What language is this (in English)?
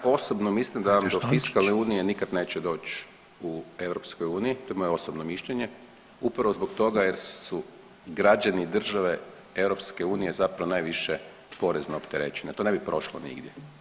Croatian